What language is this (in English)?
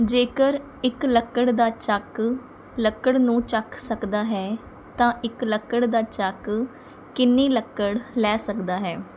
Punjabi